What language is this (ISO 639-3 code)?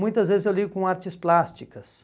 por